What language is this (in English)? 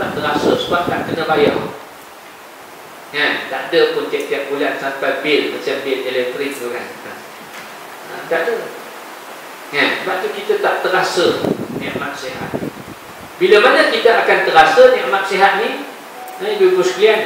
Malay